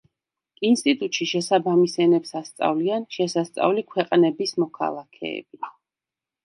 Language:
Georgian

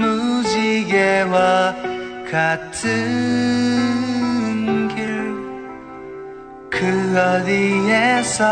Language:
Korean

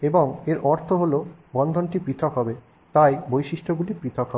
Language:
Bangla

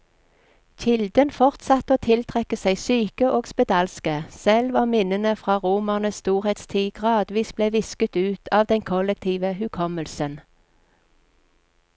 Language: Norwegian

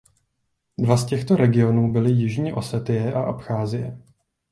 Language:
Czech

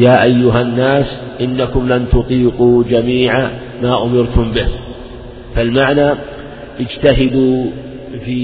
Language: Arabic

